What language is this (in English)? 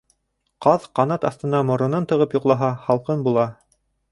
Bashkir